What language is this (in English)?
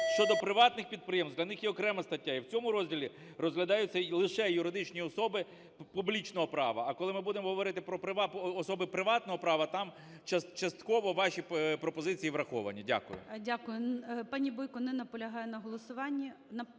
Ukrainian